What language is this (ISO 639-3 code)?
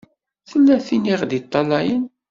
kab